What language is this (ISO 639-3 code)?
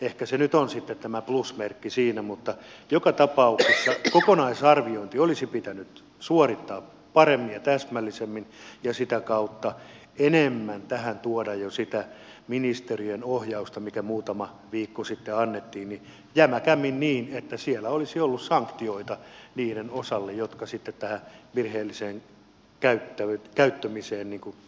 fin